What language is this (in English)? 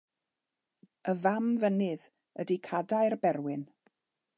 Welsh